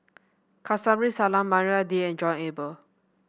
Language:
English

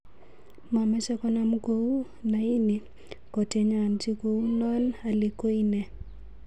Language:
Kalenjin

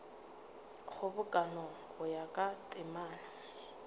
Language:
Northern Sotho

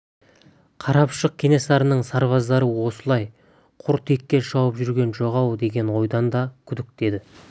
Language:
Kazakh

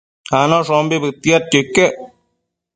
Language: Matsés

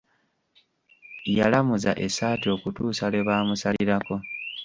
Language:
Ganda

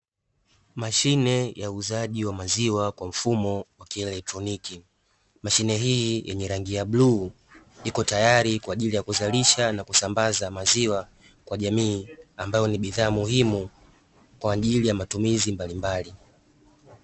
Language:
Swahili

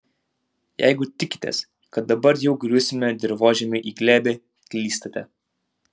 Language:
Lithuanian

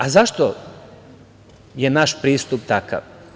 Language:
Serbian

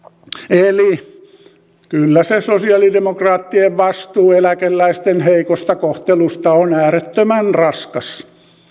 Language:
Finnish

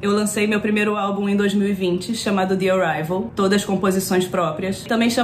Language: Portuguese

